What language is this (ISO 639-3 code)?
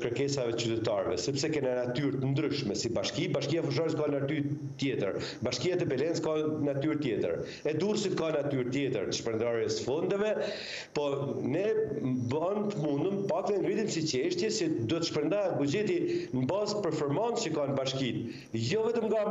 ron